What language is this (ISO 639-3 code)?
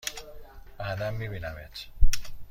fas